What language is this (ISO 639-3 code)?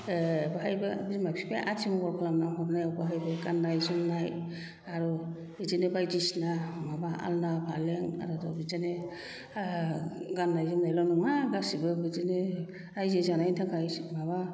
brx